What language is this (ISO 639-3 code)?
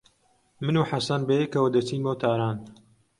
ckb